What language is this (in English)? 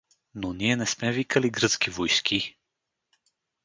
Bulgarian